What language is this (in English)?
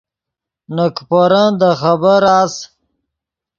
Yidgha